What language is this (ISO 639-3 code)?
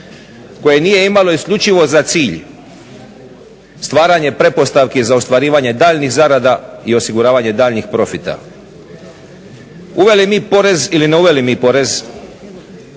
hrv